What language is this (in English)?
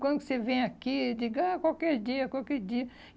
Portuguese